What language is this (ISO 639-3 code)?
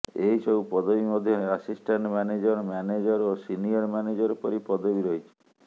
ori